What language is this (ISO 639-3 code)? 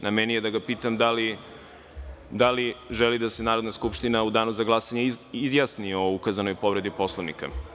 srp